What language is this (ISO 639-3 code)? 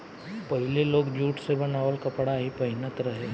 bho